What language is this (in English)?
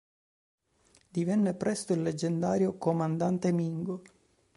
Italian